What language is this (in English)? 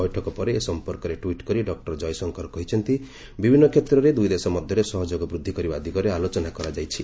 Odia